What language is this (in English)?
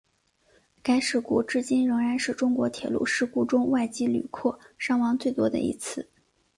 Chinese